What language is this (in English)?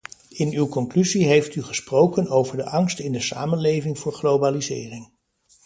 Dutch